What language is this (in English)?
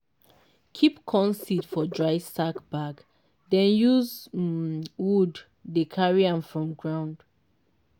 Nigerian Pidgin